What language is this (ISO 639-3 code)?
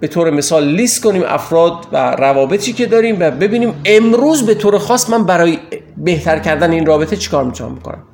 fas